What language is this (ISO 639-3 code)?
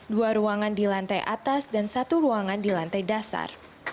ind